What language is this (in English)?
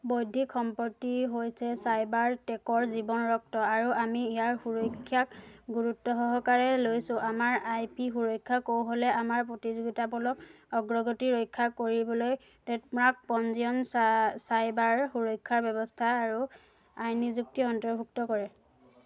Assamese